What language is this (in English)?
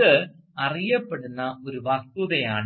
Malayalam